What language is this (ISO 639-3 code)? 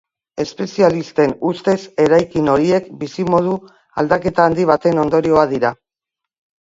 eus